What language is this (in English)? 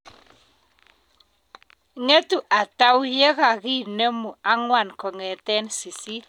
Kalenjin